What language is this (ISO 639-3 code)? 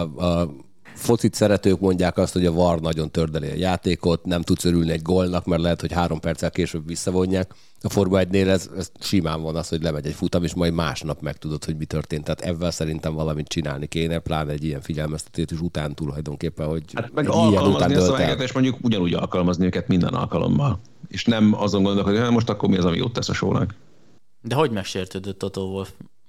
hun